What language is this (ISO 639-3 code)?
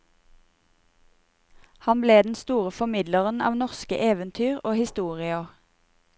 nor